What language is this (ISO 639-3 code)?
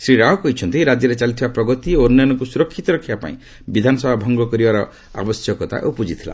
ori